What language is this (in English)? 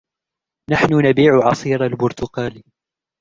Arabic